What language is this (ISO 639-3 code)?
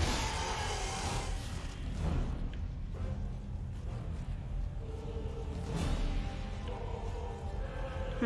pol